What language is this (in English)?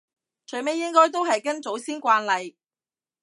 Cantonese